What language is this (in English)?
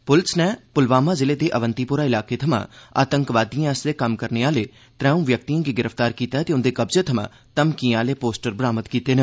Dogri